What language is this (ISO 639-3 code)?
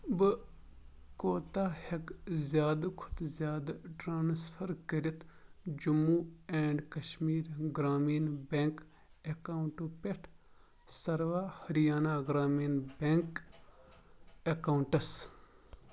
kas